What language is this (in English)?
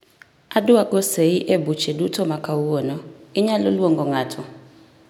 Luo (Kenya and Tanzania)